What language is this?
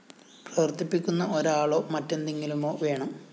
Malayalam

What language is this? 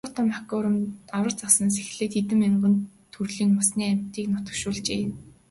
Mongolian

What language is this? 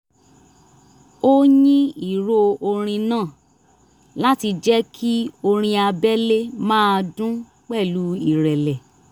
Yoruba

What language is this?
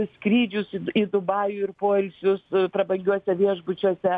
Lithuanian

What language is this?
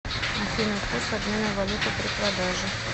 Russian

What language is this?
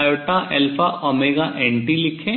Hindi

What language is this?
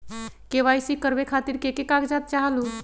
Magahi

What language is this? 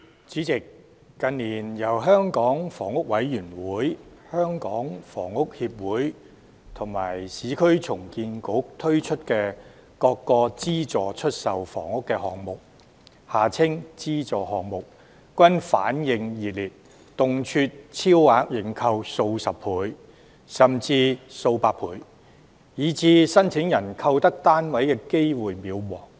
Cantonese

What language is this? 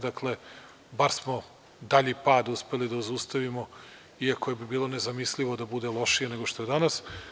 Serbian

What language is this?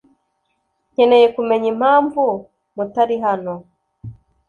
Kinyarwanda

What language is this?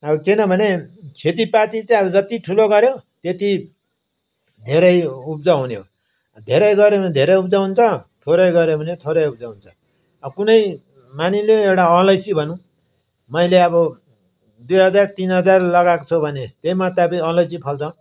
Nepali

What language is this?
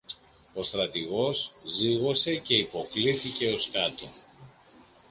Greek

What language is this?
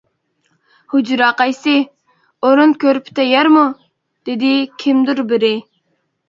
Uyghur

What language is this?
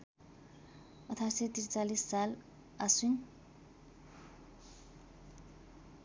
Nepali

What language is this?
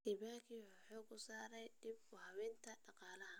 Somali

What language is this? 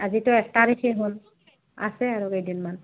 Assamese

